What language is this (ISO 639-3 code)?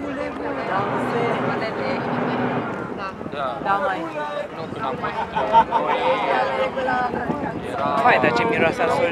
ron